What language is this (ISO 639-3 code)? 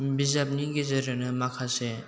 brx